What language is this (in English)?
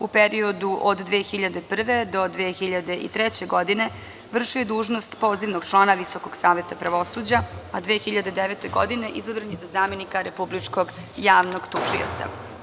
Serbian